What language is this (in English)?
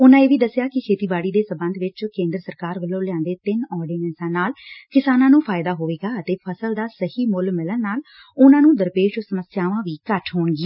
Punjabi